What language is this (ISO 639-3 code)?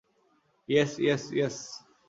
ben